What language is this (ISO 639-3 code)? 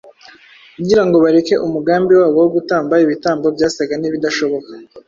kin